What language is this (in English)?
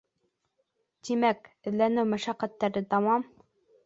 Bashkir